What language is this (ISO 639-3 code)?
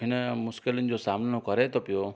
snd